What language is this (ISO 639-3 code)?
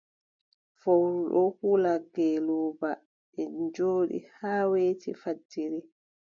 fub